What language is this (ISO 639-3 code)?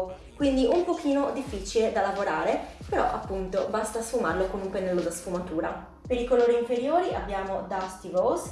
ita